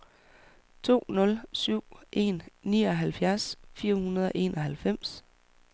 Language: Danish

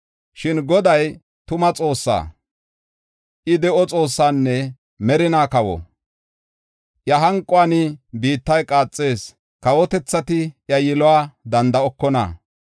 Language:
Gofa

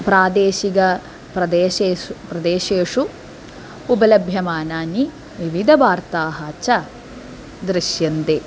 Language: Sanskrit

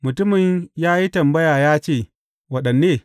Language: Hausa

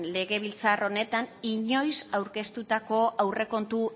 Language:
Basque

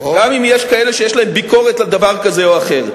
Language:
Hebrew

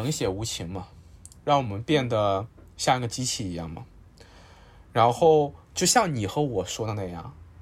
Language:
Chinese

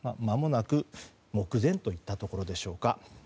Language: Japanese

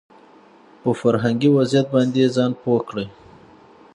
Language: Pashto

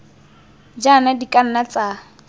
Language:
Tswana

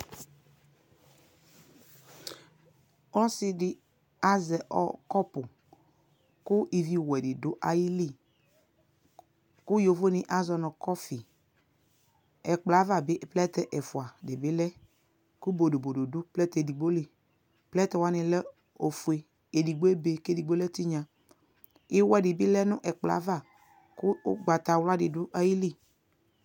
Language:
Ikposo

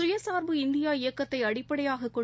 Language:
Tamil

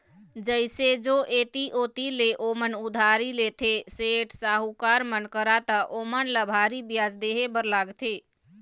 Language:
Chhattisgarhi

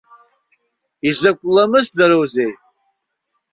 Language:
Abkhazian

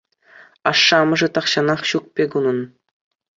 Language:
Chuvash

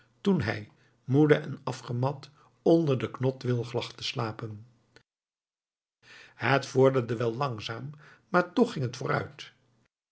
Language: Dutch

